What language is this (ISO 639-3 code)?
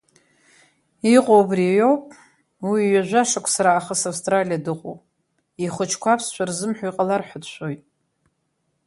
abk